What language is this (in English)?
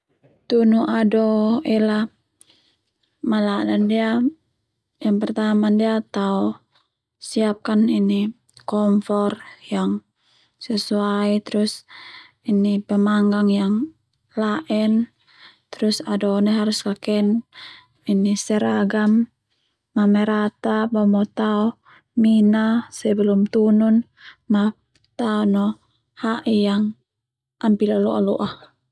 Termanu